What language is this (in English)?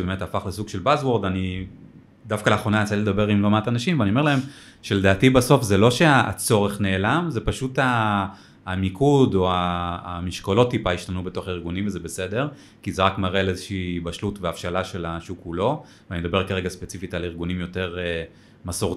Hebrew